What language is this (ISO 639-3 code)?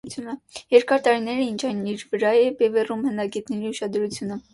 hye